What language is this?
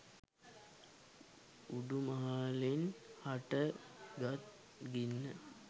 Sinhala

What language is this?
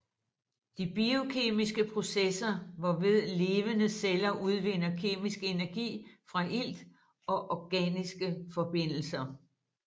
Danish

